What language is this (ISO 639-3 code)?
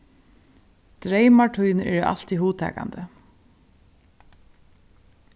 fao